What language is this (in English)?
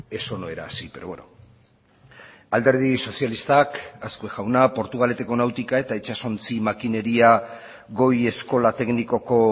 Basque